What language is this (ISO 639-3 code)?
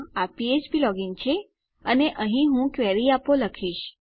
guj